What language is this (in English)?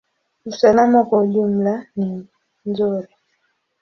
Swahili